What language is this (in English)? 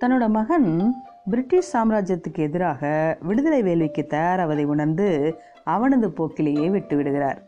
Tamil